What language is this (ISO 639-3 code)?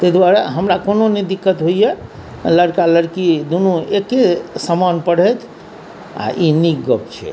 mai